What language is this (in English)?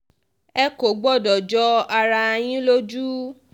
Yoruba